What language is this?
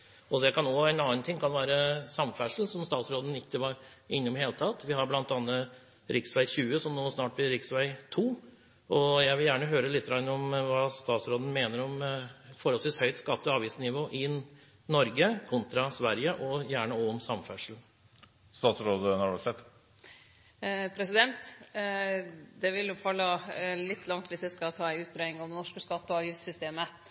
Norwegian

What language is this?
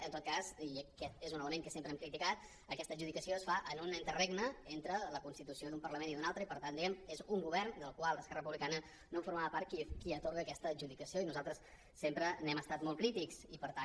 Catalan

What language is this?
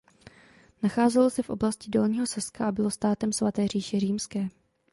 Czech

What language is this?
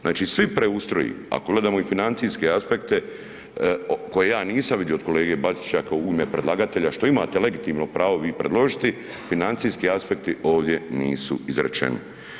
Croatian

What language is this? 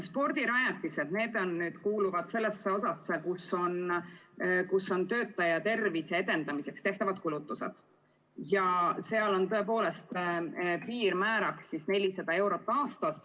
Estonian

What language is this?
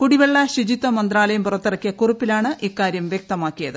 Malayalam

